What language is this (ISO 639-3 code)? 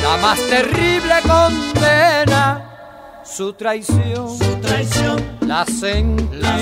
spa